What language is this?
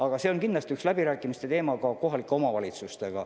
Estonian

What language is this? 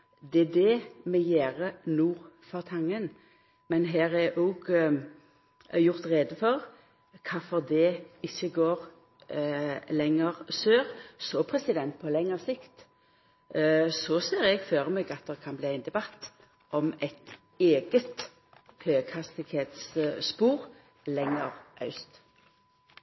Norwegian Nynorsk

